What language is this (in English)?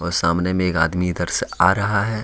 Hindi